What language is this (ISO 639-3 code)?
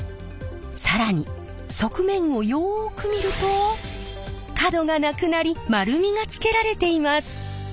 jpn